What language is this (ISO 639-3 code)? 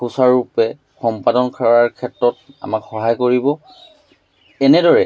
asm